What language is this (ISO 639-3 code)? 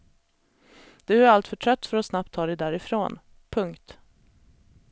swe